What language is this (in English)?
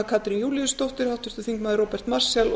Icelandic